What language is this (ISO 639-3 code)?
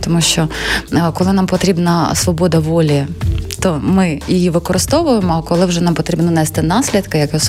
ukr